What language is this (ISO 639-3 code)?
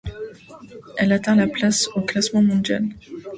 fra